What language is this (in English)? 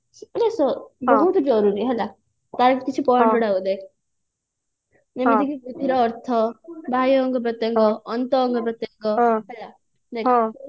Odia